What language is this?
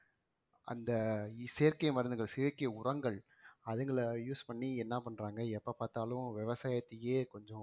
Tamil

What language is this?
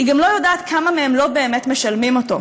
Hebrew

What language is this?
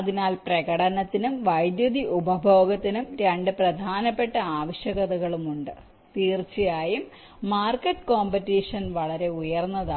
Malayalam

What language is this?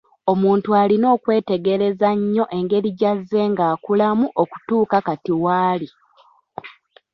Ganda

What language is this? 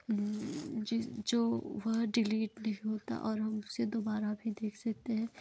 Hindi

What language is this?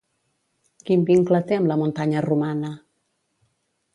Catalan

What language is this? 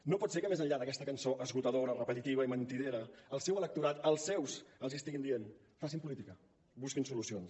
Catalan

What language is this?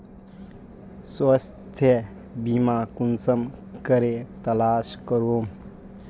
Magahi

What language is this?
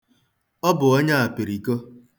Igbo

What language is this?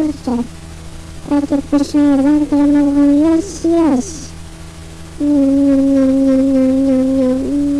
Indonesian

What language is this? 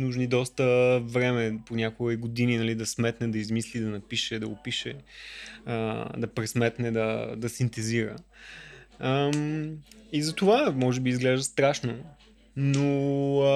Bulgarian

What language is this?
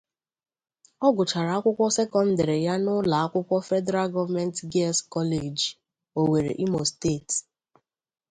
Igbo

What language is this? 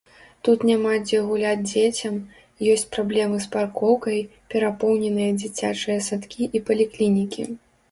Belarusian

